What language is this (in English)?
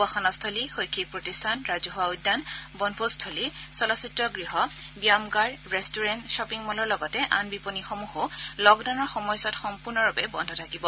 Assamese